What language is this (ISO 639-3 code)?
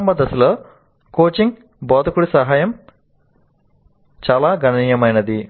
tel